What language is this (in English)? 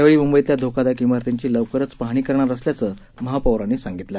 Marathi